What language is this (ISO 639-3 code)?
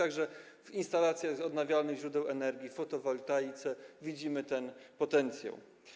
pol